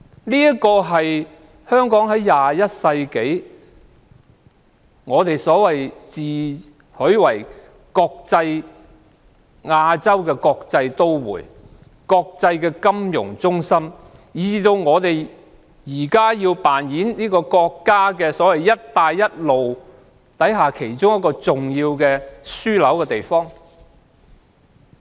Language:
Cantonese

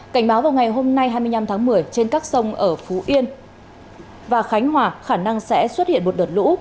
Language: Vietnamese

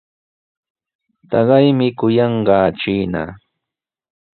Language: Sihuas Ancash Quechua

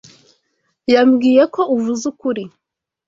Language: Kinyarwanda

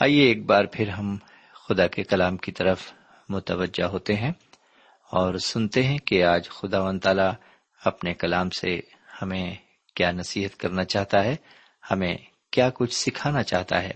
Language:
Urdu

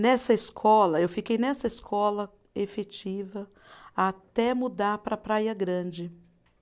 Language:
Portuguese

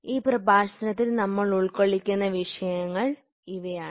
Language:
Malayalam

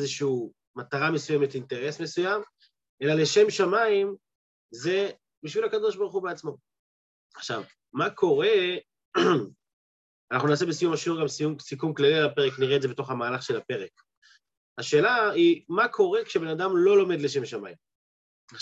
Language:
Hebrew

